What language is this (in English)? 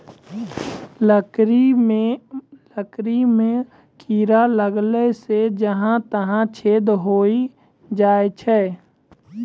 Maithili